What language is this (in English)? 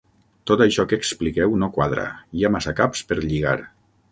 Catalan